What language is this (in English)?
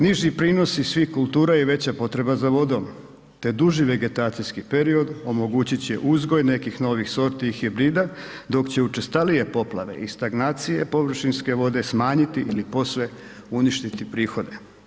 Croatian